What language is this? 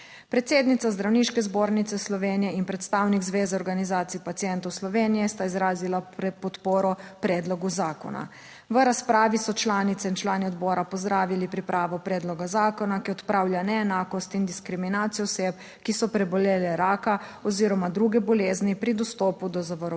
Slovenian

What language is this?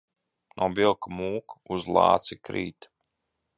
Latvian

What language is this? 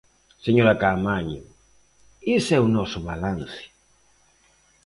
Galician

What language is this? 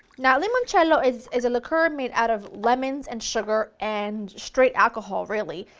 English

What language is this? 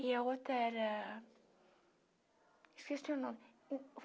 Portuguese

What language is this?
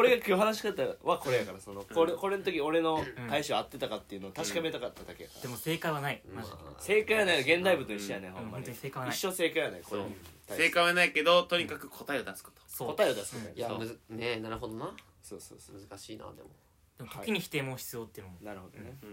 Japanese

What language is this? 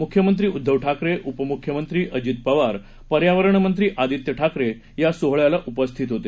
Marathi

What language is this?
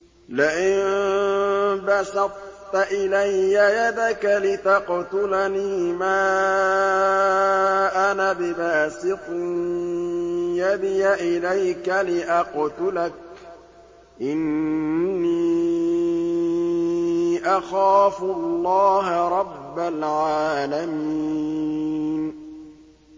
Arabic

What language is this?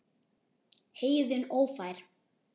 Icelandic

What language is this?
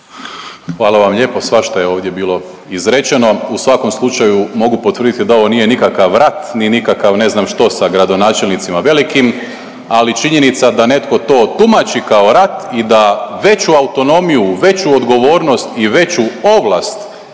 Croatian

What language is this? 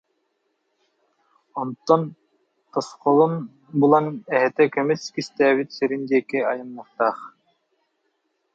Yakut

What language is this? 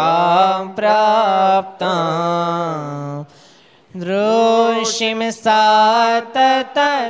Gujarati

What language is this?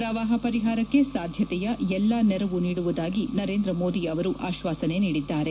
Kannada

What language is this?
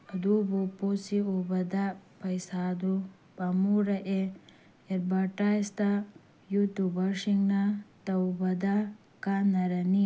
Manipuri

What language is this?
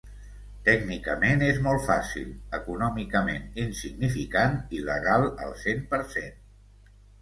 Catalan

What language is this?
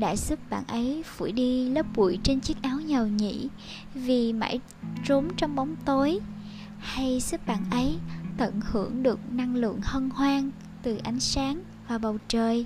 Vietnamese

